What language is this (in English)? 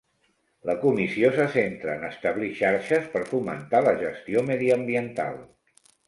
Catalan